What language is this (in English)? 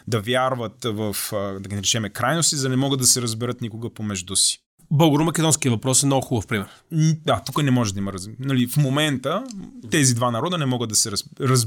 Bulgarian